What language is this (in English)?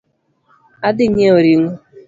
Luo (Kenya and Tanzania)